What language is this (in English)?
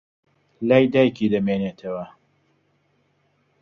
Central Kurdish